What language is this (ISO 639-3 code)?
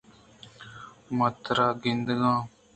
bgp